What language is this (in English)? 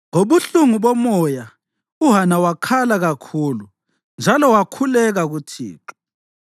North Ndebele